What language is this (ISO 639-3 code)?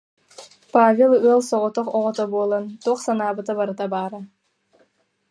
sah